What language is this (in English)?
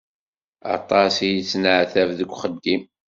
Kabyle